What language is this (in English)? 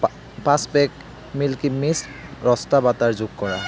Assamese